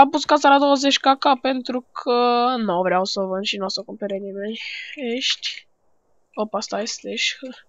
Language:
Romanian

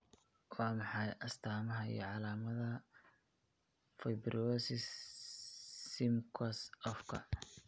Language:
Somali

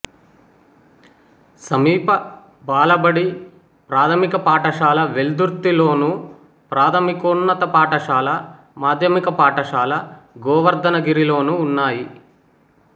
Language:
Telugu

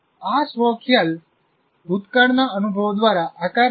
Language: Gujarati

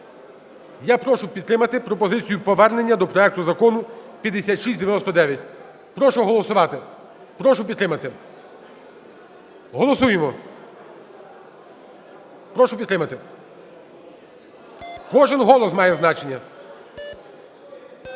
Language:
Ukrainian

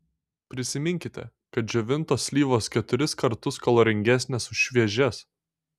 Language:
Lithuanian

